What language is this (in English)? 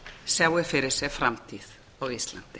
Icelandic